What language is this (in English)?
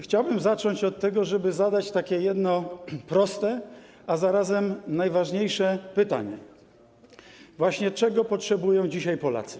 Polish